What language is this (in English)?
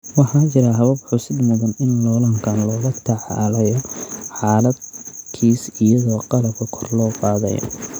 Somali